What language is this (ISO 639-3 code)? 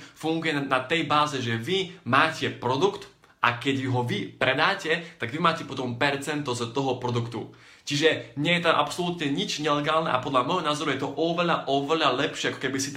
slk